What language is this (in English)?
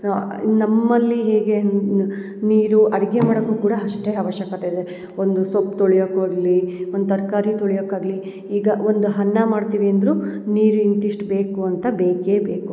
Kannada